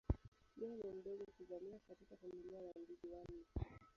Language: Swahili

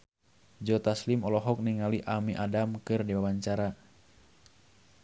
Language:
Sundanese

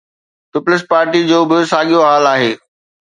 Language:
Sindhi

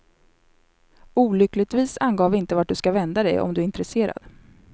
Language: Swedish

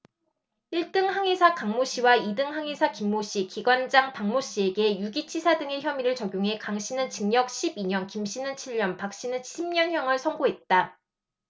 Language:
Korean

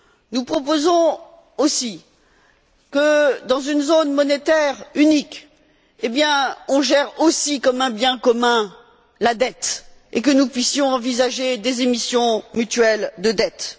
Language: French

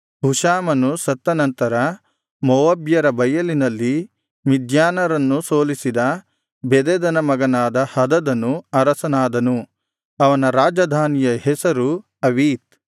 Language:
Kannada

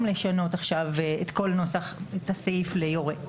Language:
Hebrew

